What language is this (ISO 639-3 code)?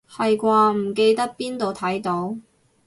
yue